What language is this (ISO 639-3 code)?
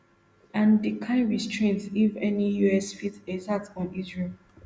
pcm